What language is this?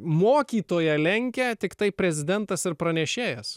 Lithuanian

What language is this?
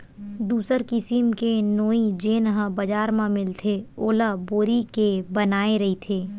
Chhattisgarhi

